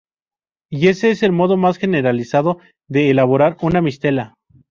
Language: Spanish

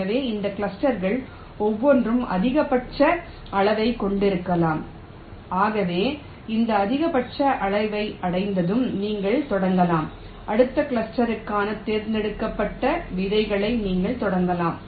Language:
Tamil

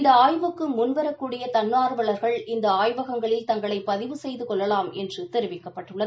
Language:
Tamil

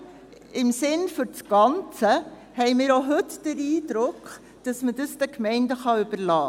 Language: Swiss German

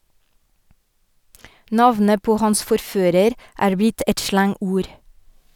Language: Norwegian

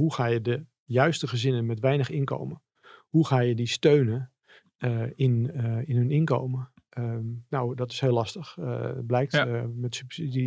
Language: Dutch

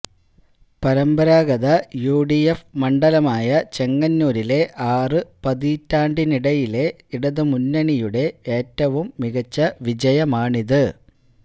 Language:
Malayalam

